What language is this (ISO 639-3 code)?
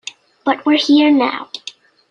eng